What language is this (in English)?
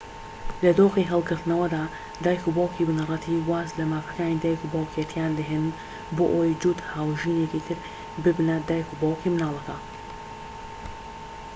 Central Kurdish